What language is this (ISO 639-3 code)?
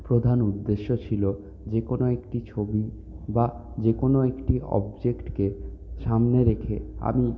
ben